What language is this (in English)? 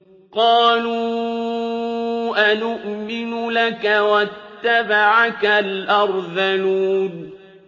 Arabic